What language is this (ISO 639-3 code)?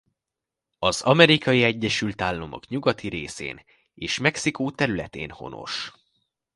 hun